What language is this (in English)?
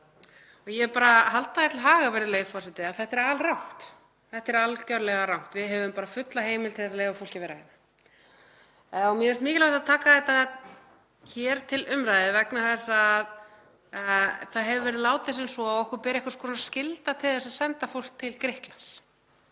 Icelandic